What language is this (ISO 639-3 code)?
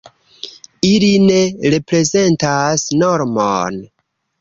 epo